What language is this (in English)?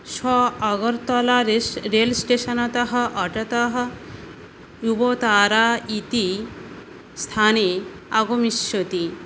Sanskrit